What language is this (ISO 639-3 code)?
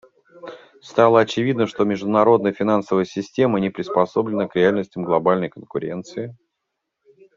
rus